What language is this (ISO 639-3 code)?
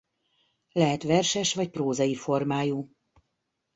hun